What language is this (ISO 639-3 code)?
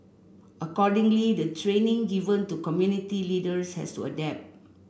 eng